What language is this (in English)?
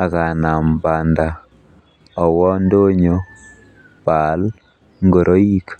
Kalenjin